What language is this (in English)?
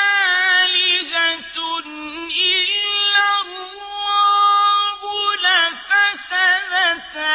Arabic